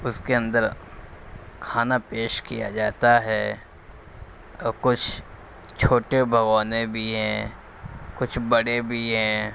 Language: Urdu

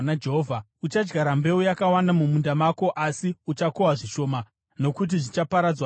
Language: Shona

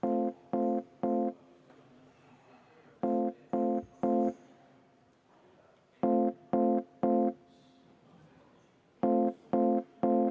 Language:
Estonian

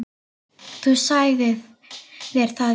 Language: Icelandic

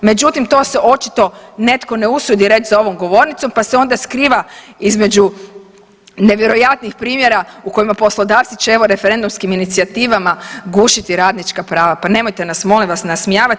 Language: Croatian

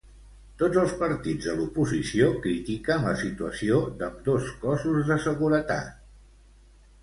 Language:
Catalan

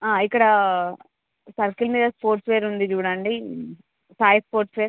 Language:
Telugu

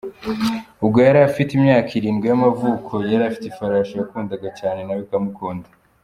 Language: Kinyarwanda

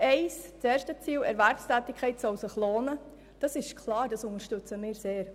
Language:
Swiss German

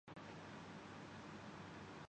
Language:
Urdu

